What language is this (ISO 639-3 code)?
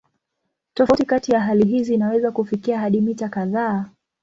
swa